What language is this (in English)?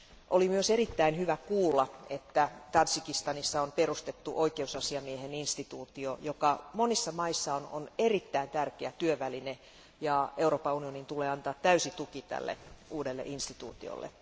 Finnish